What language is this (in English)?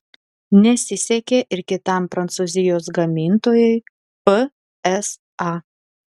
Lithuanian